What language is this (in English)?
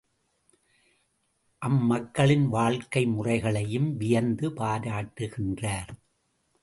Tamil